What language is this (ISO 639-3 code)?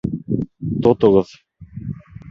bak